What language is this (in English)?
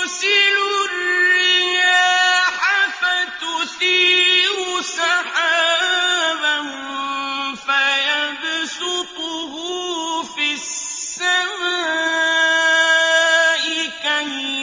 Arabic